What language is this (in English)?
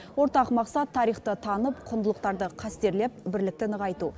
Kazakh